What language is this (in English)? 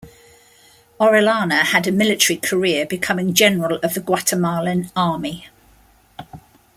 English